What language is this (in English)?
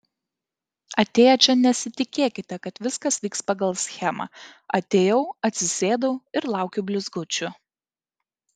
Lithuanian